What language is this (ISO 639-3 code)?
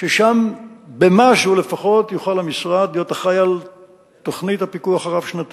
heb